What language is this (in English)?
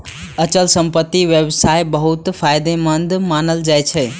Maithili